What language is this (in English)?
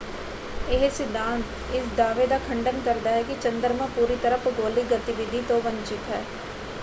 Punjabi